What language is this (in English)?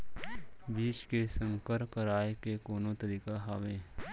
Chhattisgarhi